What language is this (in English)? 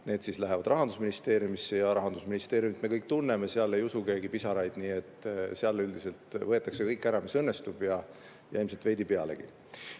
Estonian